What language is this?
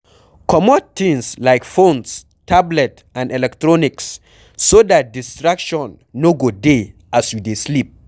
Nigerian Pidgin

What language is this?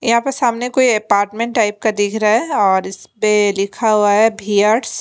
Hindi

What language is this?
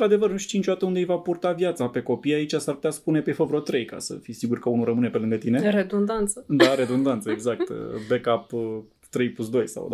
Romanian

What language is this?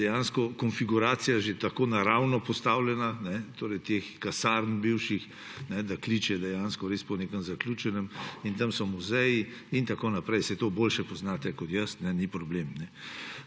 Slovenian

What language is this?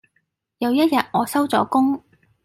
Cantonese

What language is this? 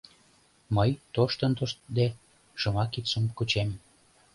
Mari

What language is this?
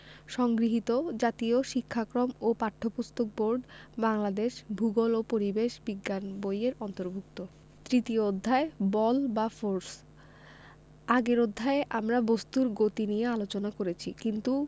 Bangla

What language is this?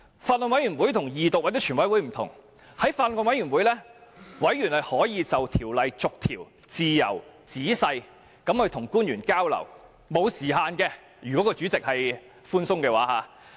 Cantonese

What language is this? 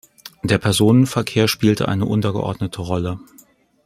German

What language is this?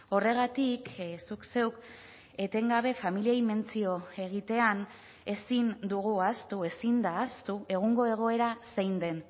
Basque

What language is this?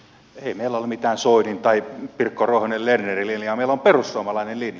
Finnish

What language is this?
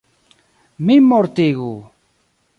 Esperanto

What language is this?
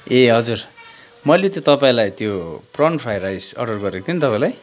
Nepali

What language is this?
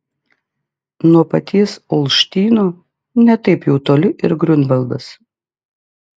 Lithuanian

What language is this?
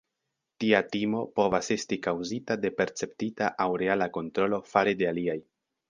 Esperanto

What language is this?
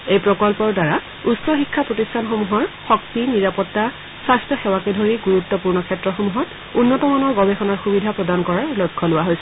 Assamese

